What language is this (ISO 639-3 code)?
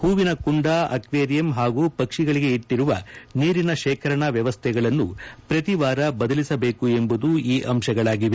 kan